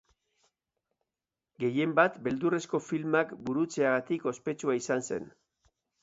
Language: Basque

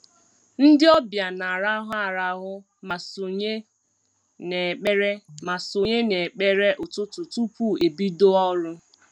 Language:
Igbo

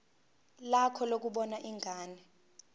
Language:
Zulu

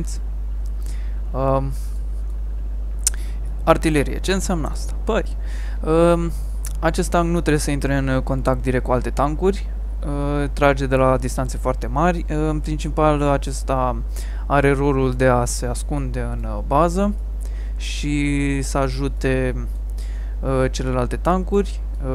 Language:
Romanian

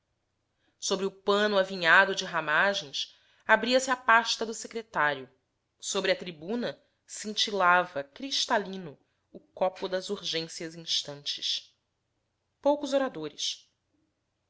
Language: Portuguese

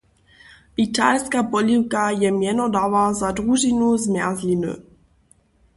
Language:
Upper Sorbian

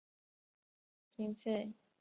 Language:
Chinese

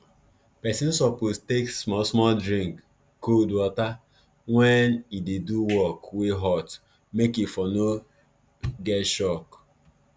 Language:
Nigerian Pidgin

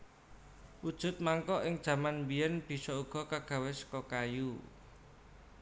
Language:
Javanese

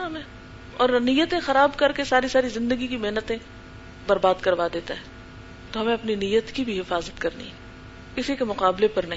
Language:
Urdu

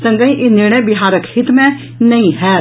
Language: Maithili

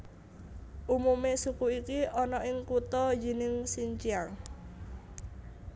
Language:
Javanese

